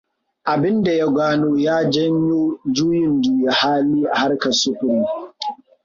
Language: Hausa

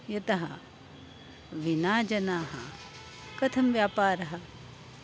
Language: Sanskrit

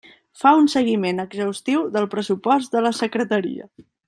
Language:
Catalan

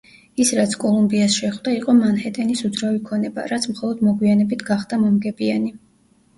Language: Georgian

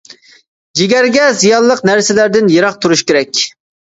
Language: Uyghur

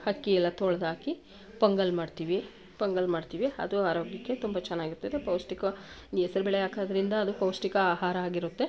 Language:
Kannada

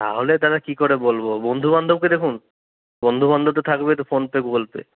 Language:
Bangla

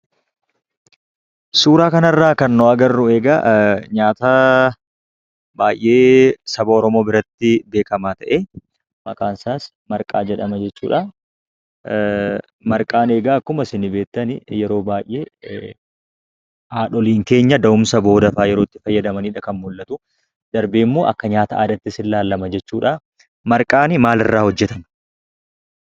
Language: Oromo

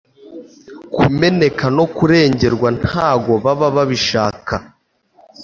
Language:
Kinyarwanda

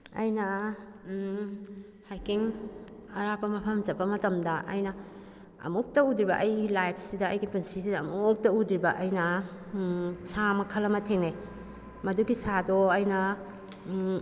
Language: Manipuri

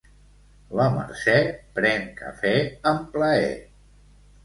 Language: Catalan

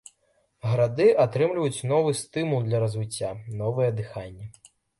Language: Belarusian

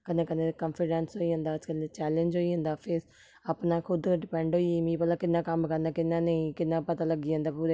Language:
Dogri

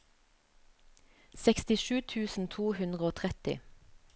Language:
Norwegian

